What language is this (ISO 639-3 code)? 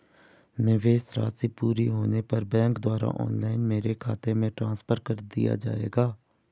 hin